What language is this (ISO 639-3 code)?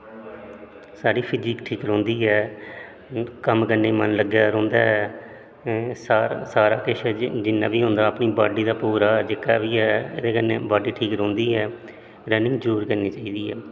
doi